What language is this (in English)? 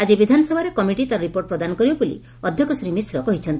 Odia